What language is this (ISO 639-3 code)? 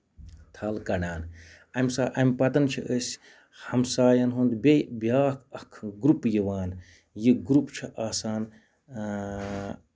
kas